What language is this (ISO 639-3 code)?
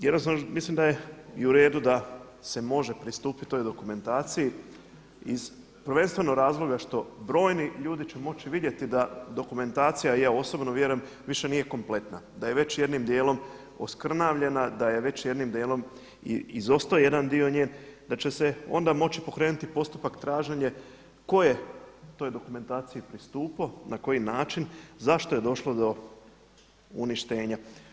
hrv